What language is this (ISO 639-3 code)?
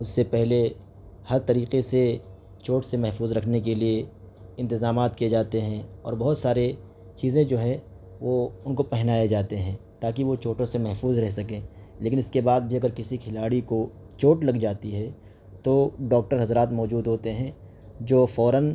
urd